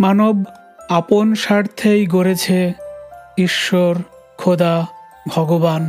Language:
Bangla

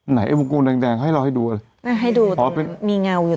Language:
Thai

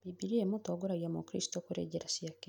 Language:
Kikuyu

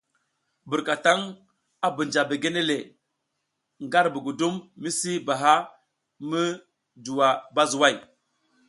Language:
South Giziga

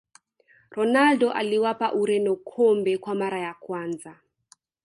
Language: Swahili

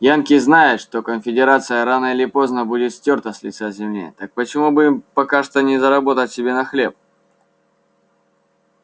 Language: Russian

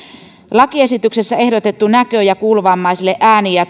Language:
Finnish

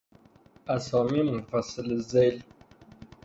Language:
Persian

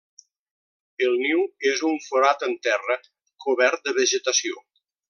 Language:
Catalan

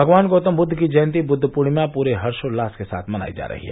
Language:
Hindi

